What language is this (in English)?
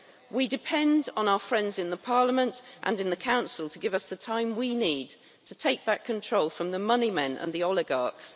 English